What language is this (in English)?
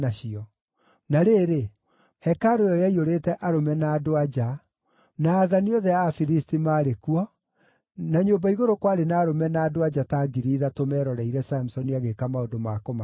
Kikuyu